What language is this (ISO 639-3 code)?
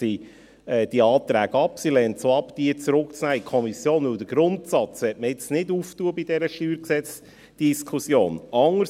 gsw